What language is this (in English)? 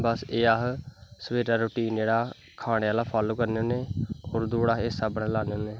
Dogri